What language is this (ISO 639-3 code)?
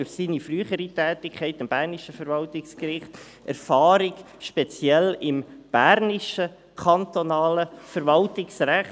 gsw